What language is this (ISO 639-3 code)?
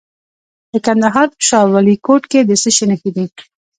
pus